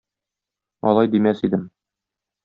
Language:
Tatar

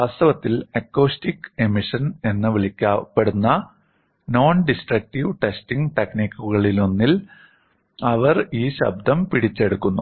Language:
Malayalam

